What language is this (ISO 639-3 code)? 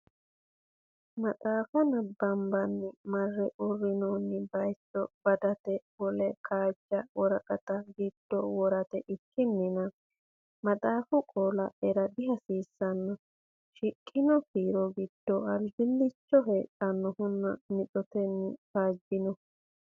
sid